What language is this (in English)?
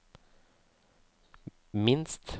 Norwegian